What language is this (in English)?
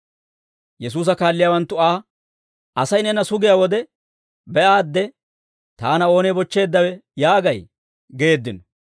Dawro